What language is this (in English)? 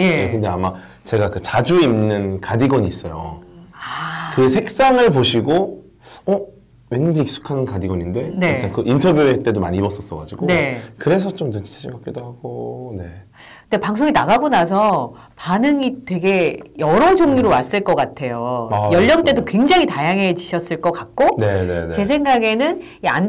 Korean